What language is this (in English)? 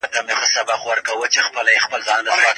Pashto